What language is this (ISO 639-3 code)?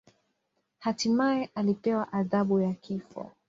swa